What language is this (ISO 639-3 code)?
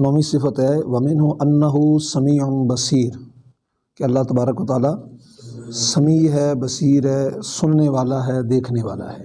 urd